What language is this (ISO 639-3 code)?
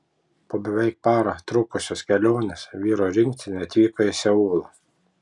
lit